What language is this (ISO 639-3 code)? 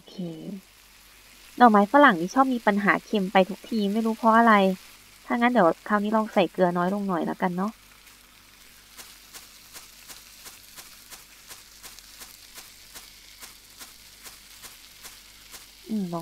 tha